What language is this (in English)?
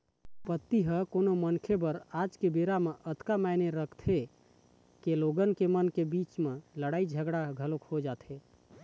Chhattisgarhi